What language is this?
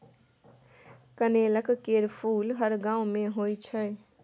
Maithili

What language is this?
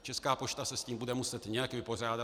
Czech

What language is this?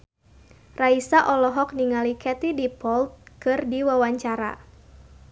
Sundanese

